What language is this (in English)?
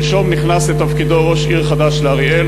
Hebrew